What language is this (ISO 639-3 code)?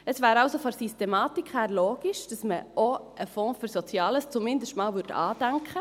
gsw